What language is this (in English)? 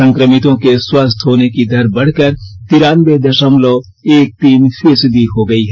Hindi